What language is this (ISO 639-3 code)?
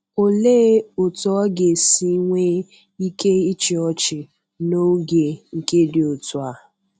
ibo